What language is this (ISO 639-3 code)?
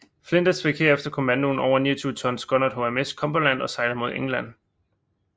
dan